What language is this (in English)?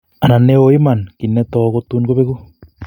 Kalenjin